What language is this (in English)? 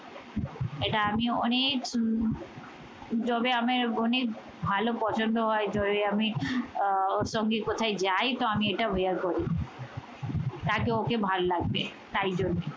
Bangla